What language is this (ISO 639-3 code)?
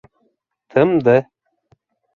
bak